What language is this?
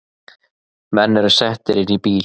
Icelandic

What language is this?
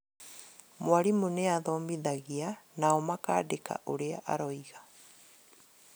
Kikuyu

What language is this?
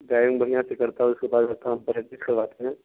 Urdu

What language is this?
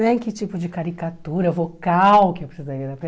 Portuguese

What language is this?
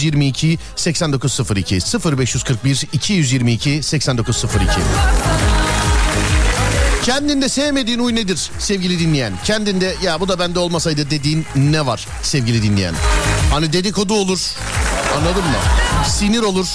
Turkish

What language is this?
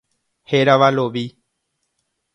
Guarani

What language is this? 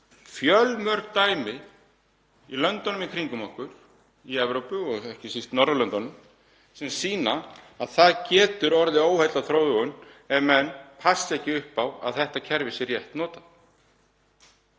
Icelandic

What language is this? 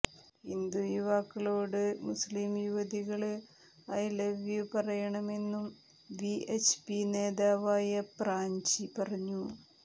Malayalam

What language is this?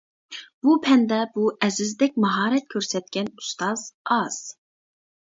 Uyghur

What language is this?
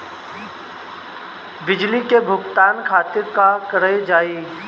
Bhojpuri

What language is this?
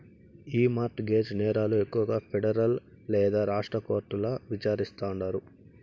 Telugu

